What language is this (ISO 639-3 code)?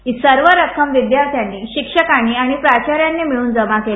mar